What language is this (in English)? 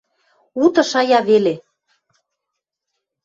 Western Mari